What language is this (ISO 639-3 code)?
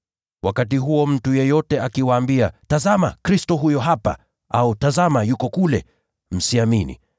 swa